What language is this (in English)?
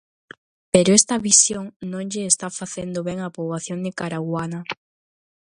Galician